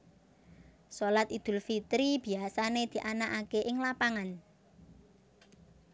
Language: Javanese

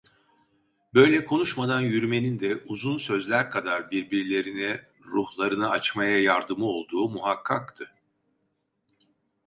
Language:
Turkish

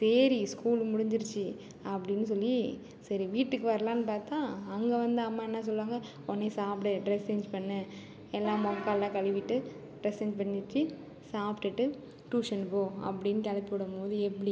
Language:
Tamil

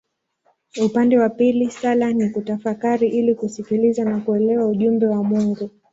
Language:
Swahili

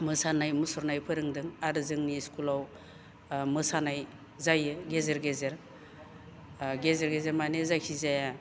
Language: Bodo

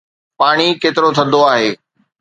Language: Sindhi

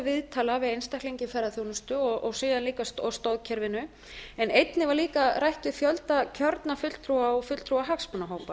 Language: Icelandic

